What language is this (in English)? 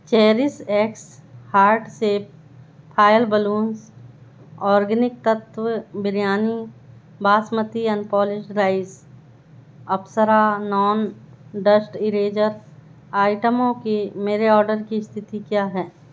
Hindi